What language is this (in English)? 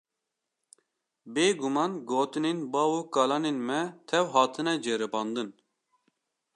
Kurdish